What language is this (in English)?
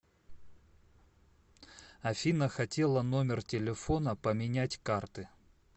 Russian